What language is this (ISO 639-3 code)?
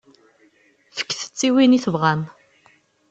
kab